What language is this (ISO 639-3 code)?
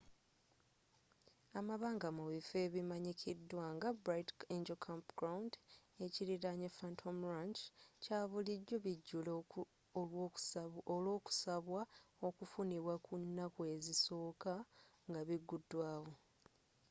lug